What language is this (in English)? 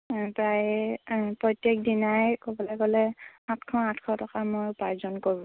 Assamese